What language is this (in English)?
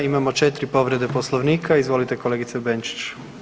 Croatian